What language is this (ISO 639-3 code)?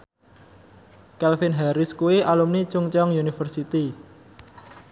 jav